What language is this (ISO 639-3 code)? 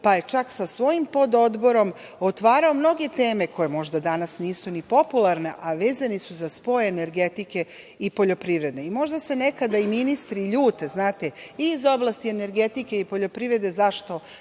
srp